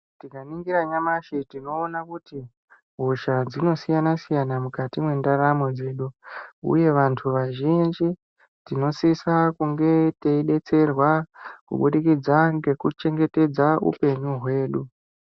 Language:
Ndau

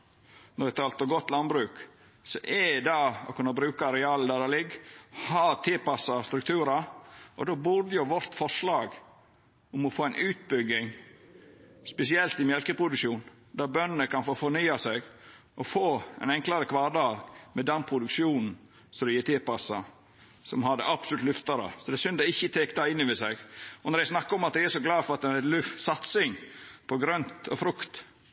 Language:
Norwegian Nynorsk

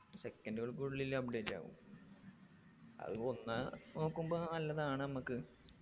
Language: Malayalam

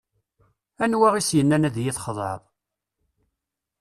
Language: Kabyle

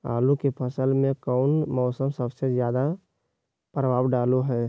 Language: Magahi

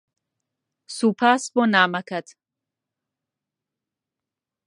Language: Central Kurdish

